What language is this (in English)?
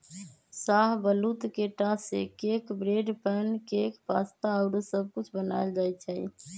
Magahi